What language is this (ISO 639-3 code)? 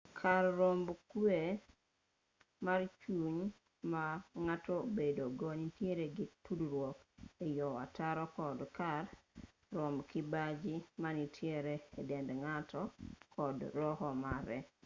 luo